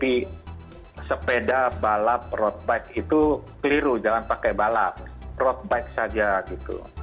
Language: Indonesian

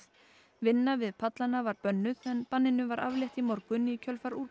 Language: Icelandic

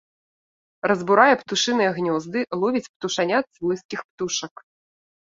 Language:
Belarusian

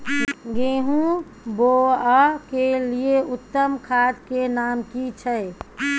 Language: Maithili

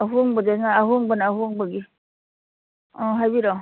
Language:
Manipuri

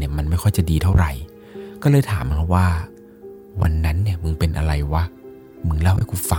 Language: Thai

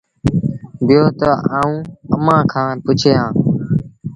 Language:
Sindhi Bhil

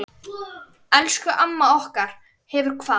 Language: Icelandic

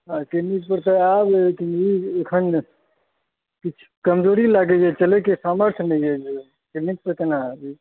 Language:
Maithili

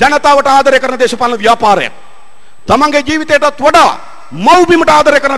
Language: Indonesian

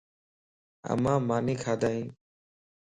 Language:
Lasi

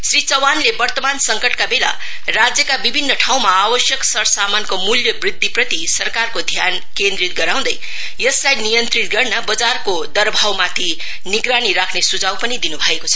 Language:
Nepali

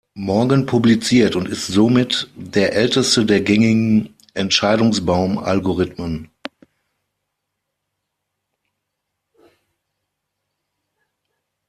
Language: German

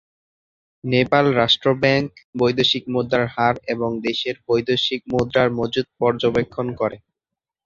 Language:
Bangla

